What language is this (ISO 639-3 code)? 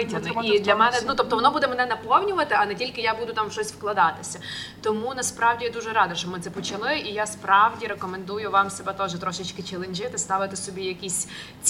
ukr